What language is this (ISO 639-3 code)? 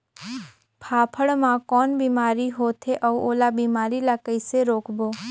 hne